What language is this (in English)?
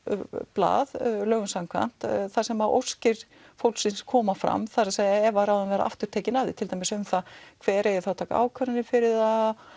Icelandic